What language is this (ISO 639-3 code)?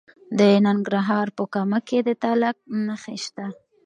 pus